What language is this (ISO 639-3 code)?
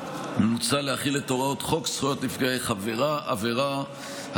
heb